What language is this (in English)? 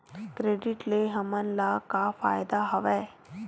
Chhattisgarhi